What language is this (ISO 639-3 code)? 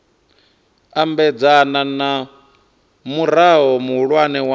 ven